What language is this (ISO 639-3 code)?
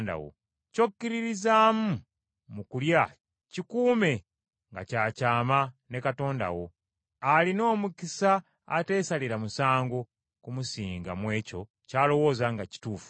lug